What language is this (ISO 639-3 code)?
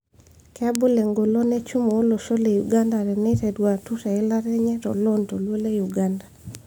mas